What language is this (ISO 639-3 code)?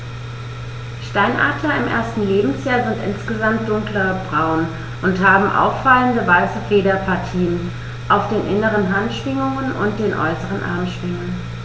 deu